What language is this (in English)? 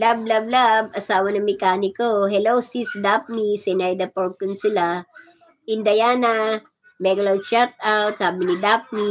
Filipino